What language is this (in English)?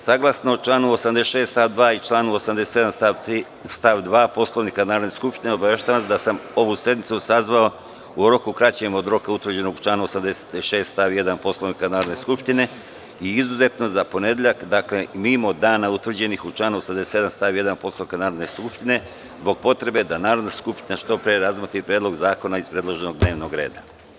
Serbian